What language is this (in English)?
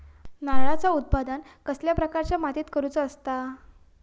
Marathi